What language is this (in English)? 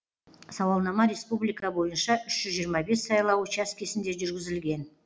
Kazakh